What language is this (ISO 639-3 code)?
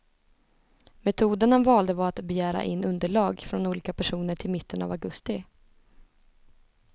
swe